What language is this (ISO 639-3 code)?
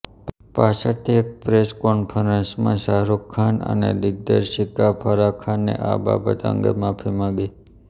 guj